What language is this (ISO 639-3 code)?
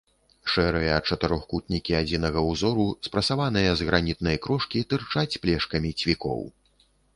bel